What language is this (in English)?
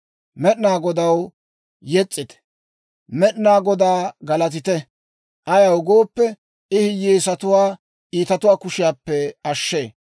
Dawro